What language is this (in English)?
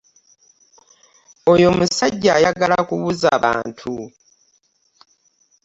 Ganda